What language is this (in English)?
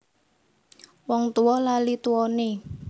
Javanese